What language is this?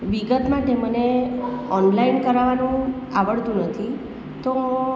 Gujarati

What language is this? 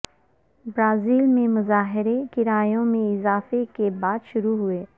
Urdu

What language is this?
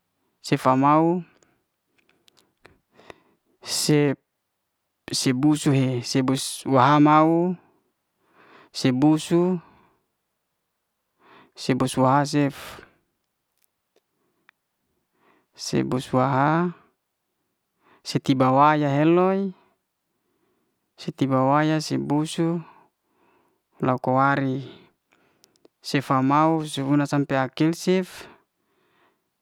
Liana-Seti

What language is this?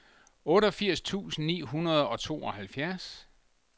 Danish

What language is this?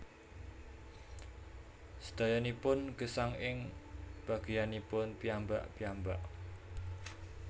Javanese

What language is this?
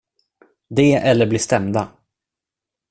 Swedish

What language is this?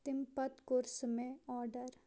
Kashmiri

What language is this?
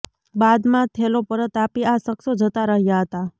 Gujarati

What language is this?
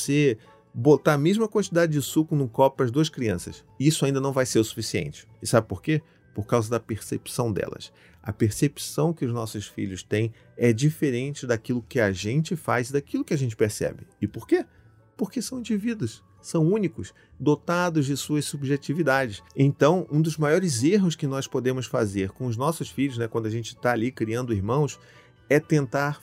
Portuguese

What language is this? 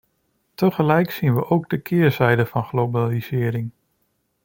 Dutch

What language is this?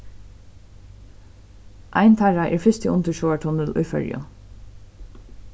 Faroese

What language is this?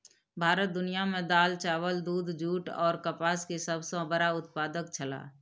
Maithili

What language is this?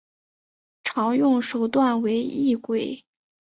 Chinese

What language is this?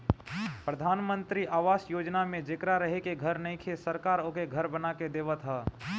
Bhojpuri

